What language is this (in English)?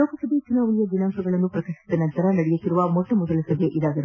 Kannada